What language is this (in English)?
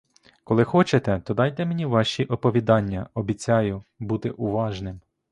Ukrainian